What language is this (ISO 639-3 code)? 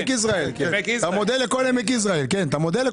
heb